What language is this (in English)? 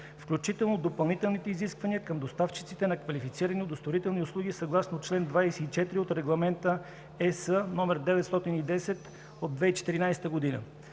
Bulgarian